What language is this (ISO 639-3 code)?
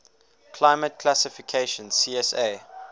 eng